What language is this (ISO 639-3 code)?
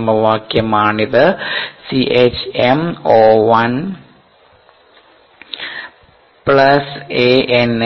mal